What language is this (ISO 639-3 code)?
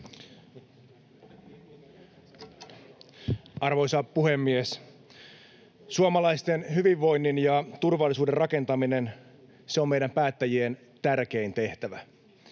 fin